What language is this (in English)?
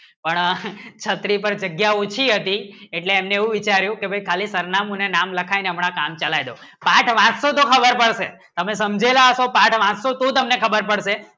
Gujarati